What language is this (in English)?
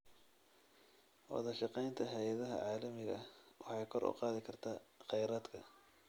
Somali